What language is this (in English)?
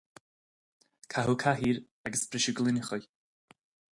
Irish